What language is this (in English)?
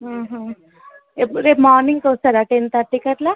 Telugu